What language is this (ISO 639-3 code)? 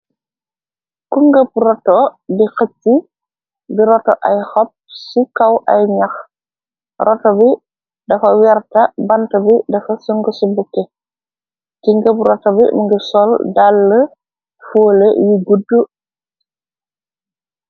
wol